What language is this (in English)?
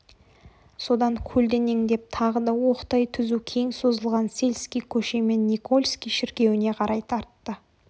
Kazakh